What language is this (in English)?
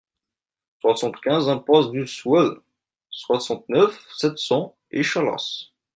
French